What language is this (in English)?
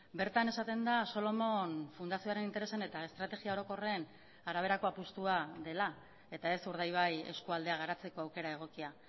Basque